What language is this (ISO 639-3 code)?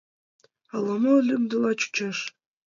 chm